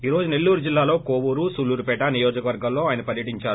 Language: Telugu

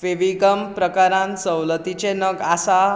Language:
Konkani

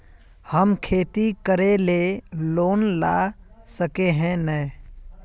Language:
Magahi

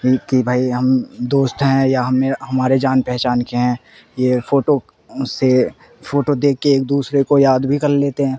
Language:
Urdu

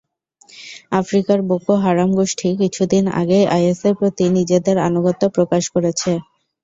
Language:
Bangla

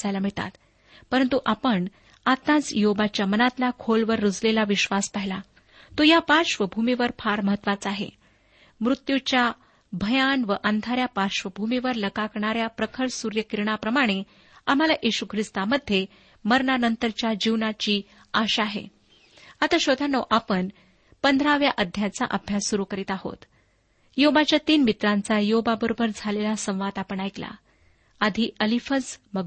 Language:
Marathi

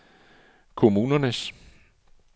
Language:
Danish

